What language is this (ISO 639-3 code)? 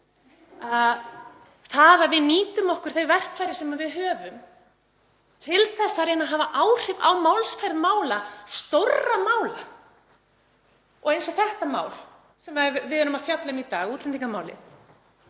isl